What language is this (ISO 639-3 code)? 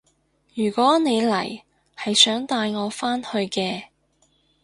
yue